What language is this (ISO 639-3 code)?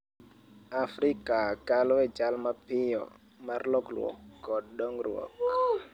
luo